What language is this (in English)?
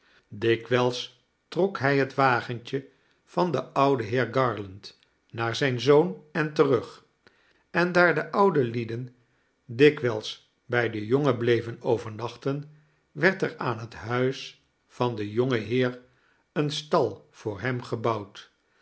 Dutch